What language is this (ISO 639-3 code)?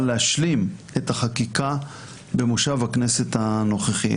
heb